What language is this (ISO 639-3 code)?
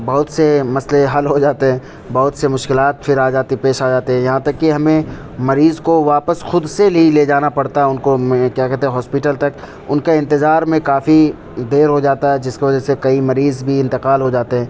urd